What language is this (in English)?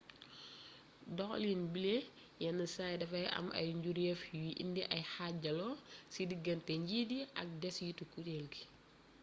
Wolof